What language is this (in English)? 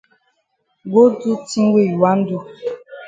Cameroon Pidgin